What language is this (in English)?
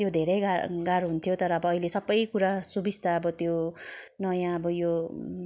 Nepali